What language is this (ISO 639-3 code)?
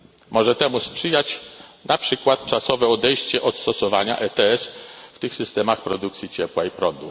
pol